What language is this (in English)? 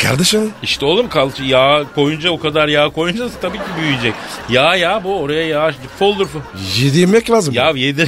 Turkish